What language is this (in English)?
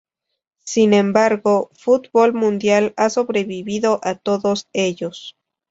Spanish